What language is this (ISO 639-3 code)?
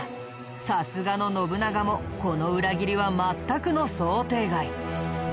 jpn